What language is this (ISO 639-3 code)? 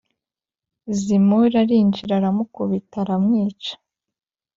kin